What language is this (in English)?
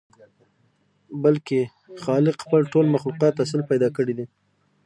Pashto